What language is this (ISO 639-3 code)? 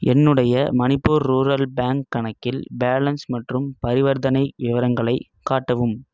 tam